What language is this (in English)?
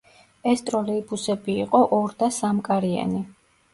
Georgian